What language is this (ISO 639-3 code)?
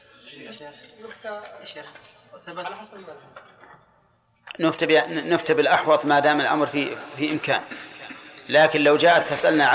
ara